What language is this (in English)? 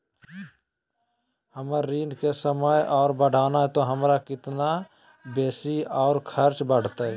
Magahi